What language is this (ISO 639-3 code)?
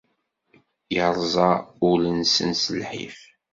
kab